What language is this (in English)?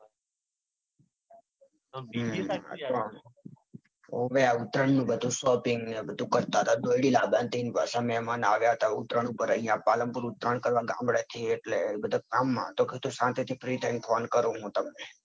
Gujarati